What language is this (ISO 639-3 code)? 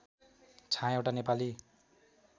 nep